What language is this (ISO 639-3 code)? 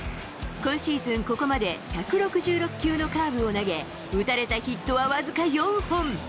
jpn